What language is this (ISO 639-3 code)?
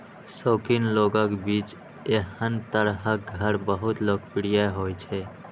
mai